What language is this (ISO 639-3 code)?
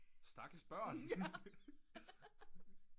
dan